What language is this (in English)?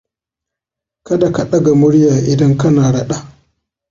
Hausa